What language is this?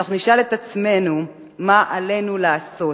Hebrew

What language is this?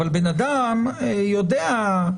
Hebrew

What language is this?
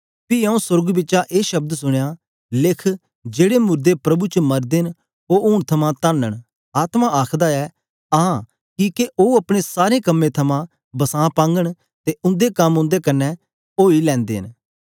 Dogri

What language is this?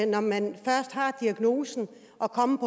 Danish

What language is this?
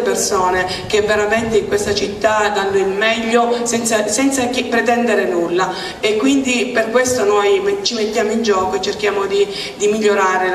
Italian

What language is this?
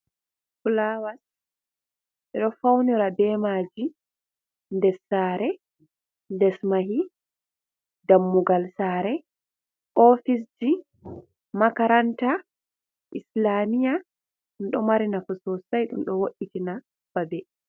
Fula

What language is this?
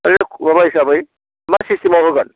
Bodo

